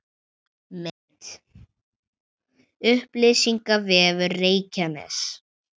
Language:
Icelandic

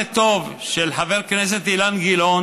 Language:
Hebrew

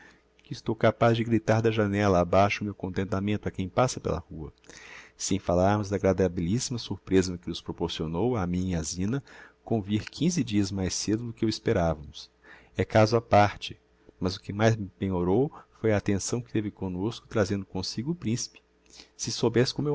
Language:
Portuguese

